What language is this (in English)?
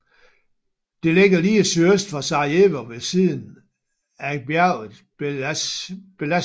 Danish